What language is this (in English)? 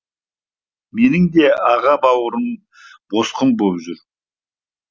Kazakh